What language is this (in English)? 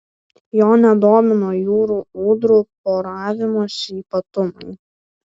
Lithuanian